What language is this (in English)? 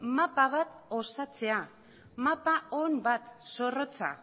Basque